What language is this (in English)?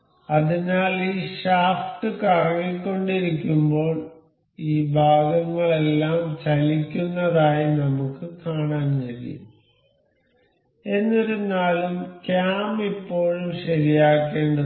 Malayalam